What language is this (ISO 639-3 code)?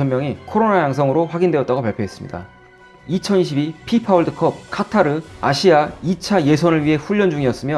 kor